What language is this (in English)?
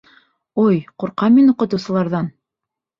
Bashkir